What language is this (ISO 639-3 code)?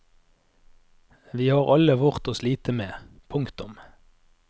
nor